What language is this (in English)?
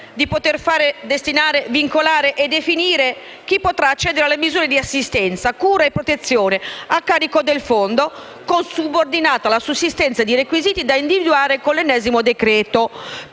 Italian